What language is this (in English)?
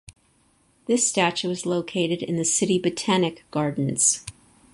English